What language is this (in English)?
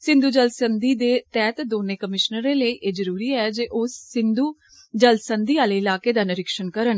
Dogri